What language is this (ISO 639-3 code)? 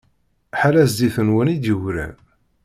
kab